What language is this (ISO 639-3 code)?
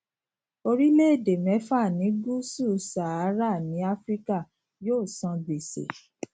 yor